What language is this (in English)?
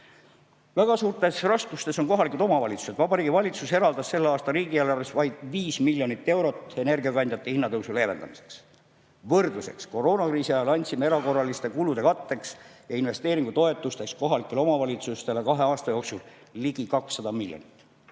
Estonian